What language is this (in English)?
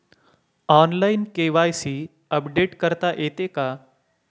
Marathi